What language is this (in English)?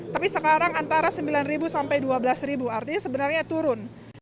Indonesian